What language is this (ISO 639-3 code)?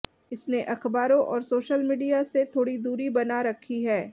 hin